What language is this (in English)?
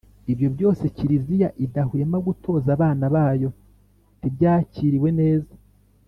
Kinyarwanda